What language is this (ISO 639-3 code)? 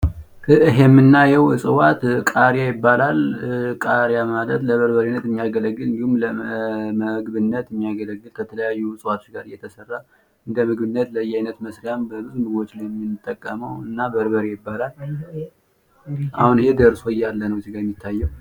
amh